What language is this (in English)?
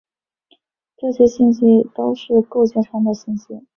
Chinese